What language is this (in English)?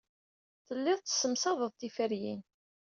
Kabyle